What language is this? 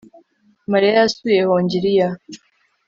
Kinyarwanda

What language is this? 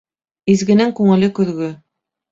Bashkir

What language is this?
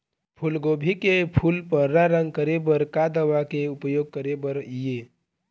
Chhattisgarhi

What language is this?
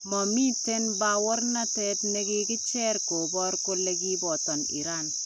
Kalenjin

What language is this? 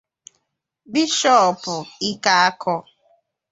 Igbo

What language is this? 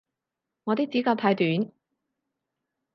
Cantonese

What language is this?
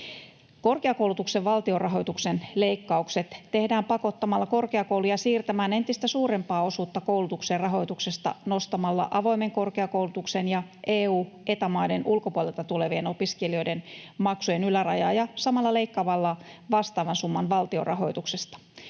Finnish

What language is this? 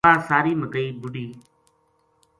Gujari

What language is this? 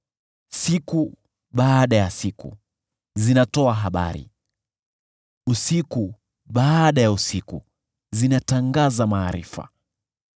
Swahili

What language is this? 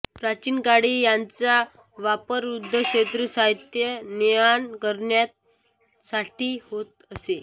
Marathi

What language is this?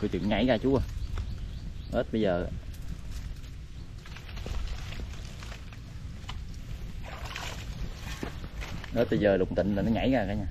Vietnamese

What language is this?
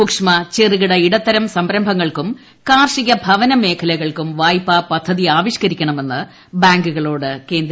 Malayalam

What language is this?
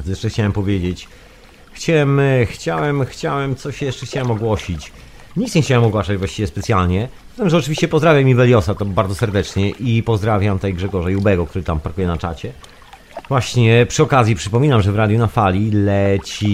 Polish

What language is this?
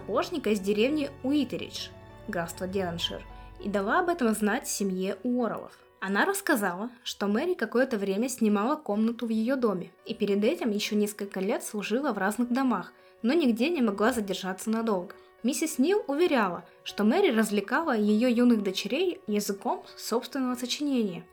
Russian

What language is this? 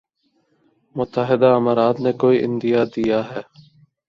Urdu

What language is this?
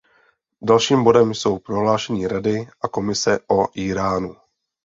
Czech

